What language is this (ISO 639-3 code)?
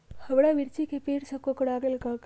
mag